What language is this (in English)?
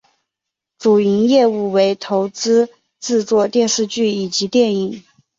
Chinese